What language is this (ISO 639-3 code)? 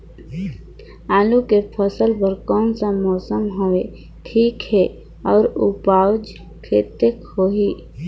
hne